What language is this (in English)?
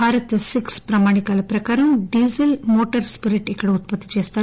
Telugu